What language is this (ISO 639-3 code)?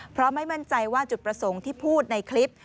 tha